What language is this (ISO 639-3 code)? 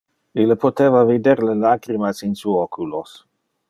ina